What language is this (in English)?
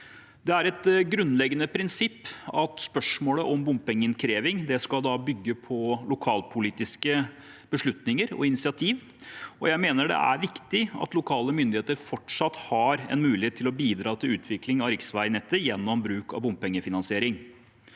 Norwegian